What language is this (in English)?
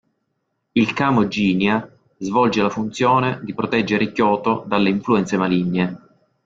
Italian